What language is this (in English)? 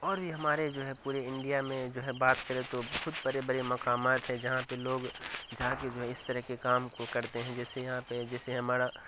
Urdu